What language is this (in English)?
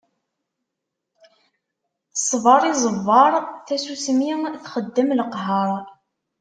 Kabyle